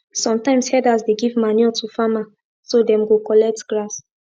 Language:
Nigerian Pidgin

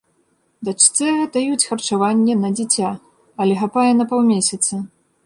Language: Belarusian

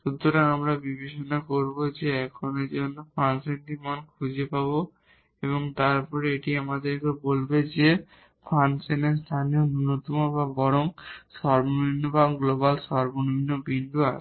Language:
Bangla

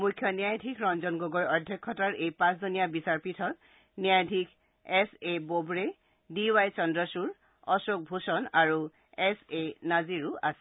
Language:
Assamese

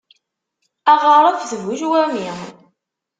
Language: Kabyle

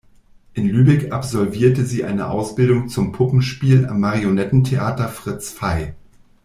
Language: German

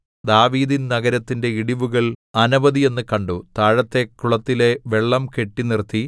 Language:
Malayalam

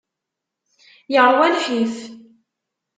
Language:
Kabyle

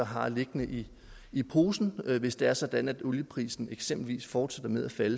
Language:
Danish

